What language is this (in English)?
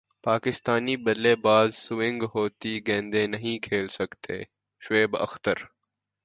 Urdu